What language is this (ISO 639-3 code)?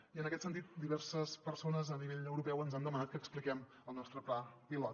cat